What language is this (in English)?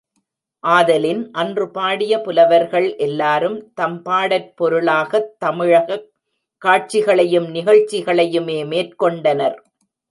Tamil